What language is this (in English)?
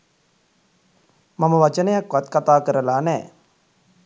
Sinhala